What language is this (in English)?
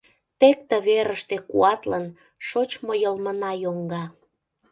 Mari